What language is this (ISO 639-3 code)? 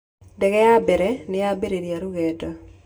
kik